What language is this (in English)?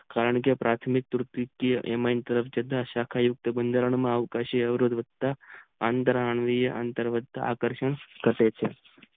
Gujarati